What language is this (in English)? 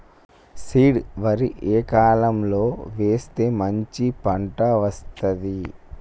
Telugu